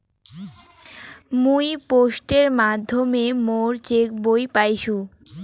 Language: Bangla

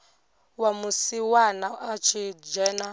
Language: Venda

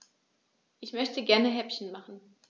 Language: German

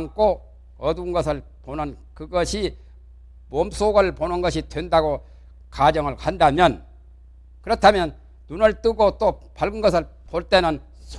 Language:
Korean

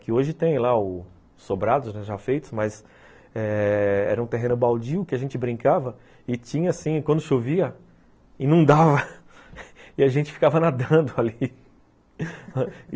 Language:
Portuguese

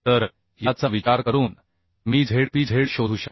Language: Marathi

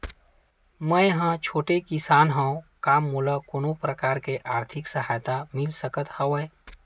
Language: Chhattisgarhi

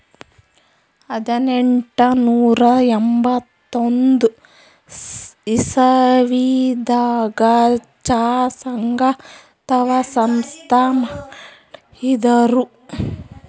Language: Kannada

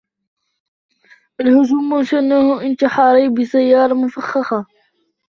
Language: Arabic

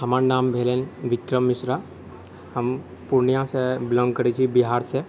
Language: Maithili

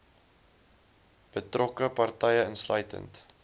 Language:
Afrikaans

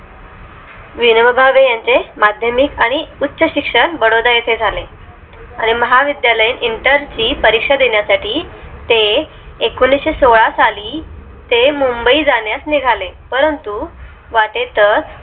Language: Marathi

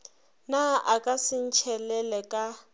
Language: Northern Sotho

